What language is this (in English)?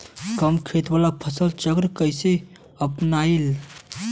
Bhojpuri